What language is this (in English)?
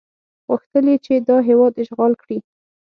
Pashto